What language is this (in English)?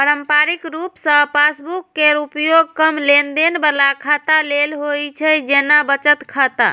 Maithili